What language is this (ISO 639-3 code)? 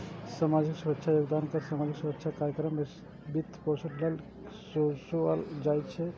mai